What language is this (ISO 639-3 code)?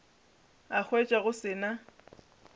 nso